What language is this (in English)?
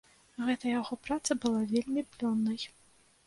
Belarusian